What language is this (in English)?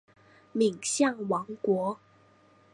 Chinese